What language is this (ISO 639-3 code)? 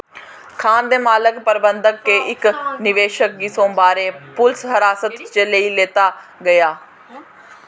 doi